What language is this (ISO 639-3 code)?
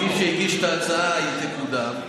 heb